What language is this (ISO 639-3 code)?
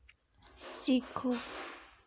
doi